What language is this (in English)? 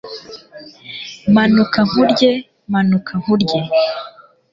Kinyarwanda